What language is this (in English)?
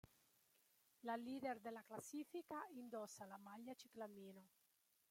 Italian